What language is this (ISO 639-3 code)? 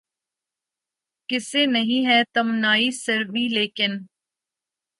urd